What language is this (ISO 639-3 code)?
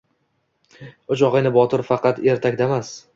uzb